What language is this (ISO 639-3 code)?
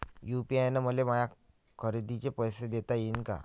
mar